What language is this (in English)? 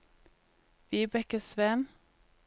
Norwegian